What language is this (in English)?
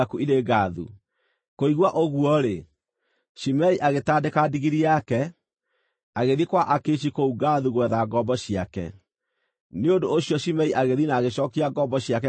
Kikuyu